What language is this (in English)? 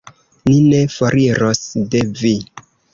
Esperanto